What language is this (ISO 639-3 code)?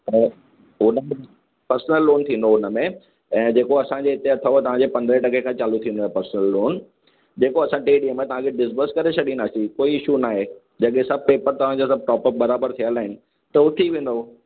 snd